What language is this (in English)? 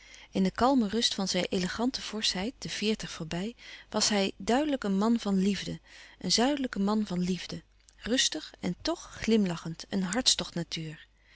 Dutch